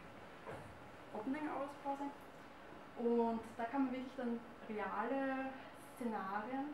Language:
German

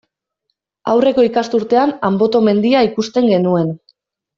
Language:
Basque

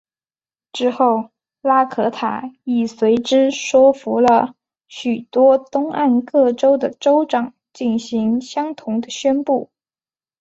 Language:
Chinese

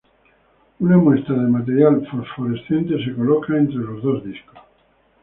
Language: Spanish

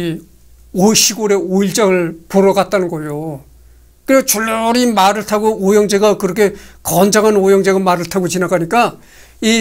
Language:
Korean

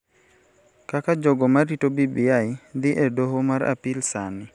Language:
Luo (Kenya and Tanzania)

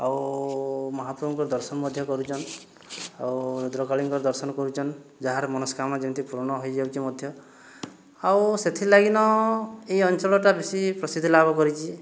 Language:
Odia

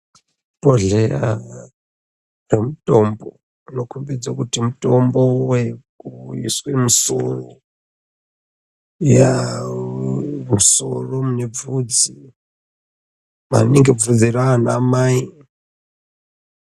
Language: Ndau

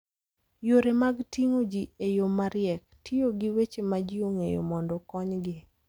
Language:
Luo (Kenya and Tanzania)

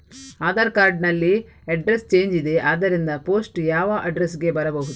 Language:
Kannada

